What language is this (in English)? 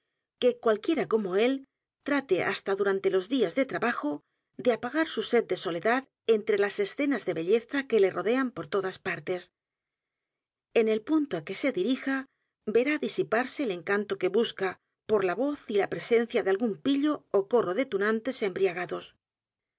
Spanish